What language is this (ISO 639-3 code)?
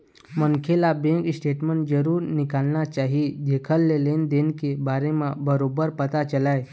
hne